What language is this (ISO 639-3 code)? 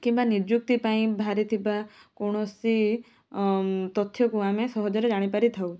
ori